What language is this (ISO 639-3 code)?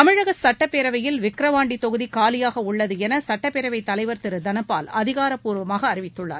tam